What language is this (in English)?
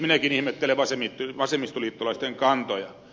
Finnish